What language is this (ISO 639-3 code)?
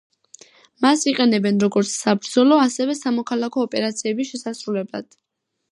kat